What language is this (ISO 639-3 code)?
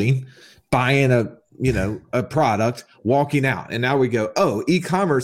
eng